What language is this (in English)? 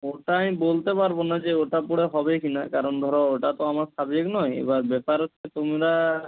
Bangla